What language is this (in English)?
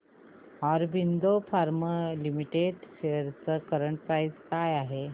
Marathi